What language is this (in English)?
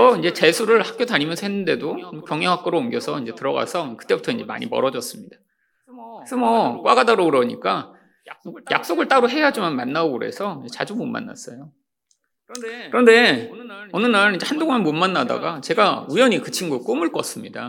Korean